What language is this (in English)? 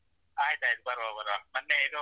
Kannada